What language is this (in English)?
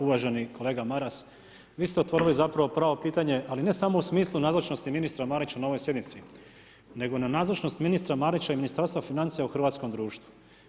Croatian